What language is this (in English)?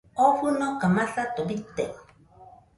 Nüpode Huitoto